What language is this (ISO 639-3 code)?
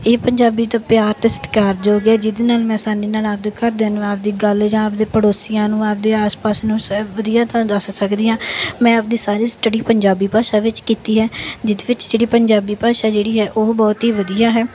pan